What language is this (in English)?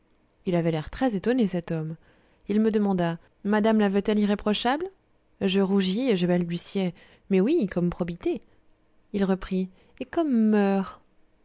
French